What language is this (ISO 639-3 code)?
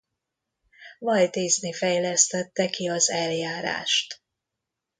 hun